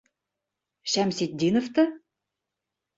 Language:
Bashkir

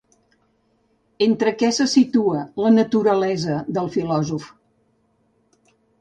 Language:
Catalan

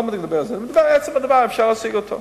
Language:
Hebrew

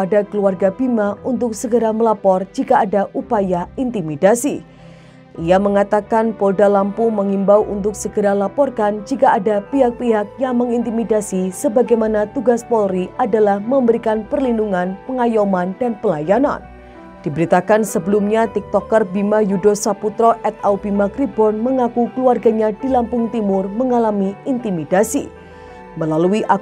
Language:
Indonesian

